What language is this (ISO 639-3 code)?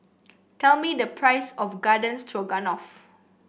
eng